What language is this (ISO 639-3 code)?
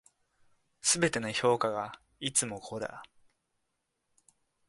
jpn